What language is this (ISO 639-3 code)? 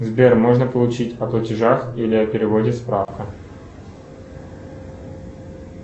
rus